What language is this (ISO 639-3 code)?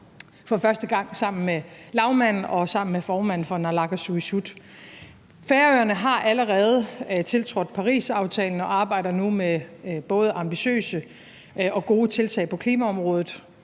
dan